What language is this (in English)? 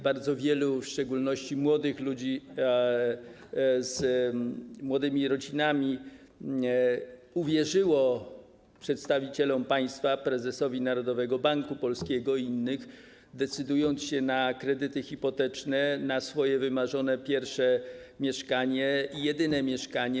Polish